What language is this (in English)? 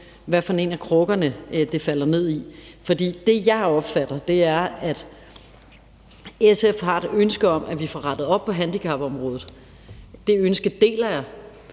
Danish